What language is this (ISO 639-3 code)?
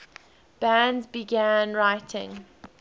eng